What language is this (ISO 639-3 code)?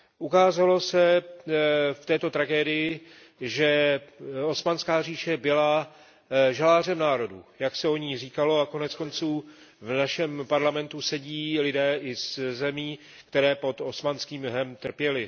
ces